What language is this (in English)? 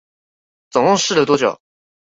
Chinese